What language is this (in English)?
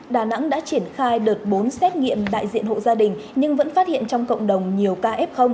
Vietnamese